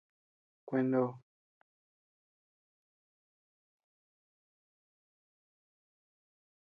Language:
Tepeuxila Cuicatec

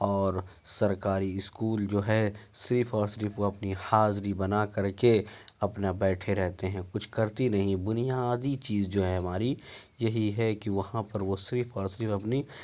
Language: Urdu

